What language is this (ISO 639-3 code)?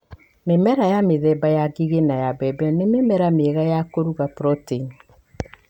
kik